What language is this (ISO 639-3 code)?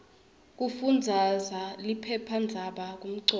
ssw